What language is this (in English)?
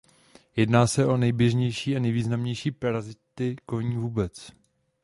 Czech